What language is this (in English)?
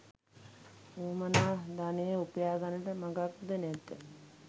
Sinhala